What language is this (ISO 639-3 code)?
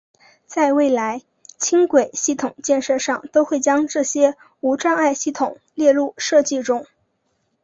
zho